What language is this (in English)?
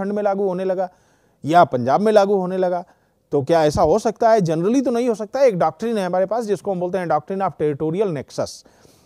Hindi